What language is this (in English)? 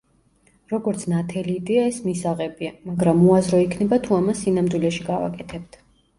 Georgian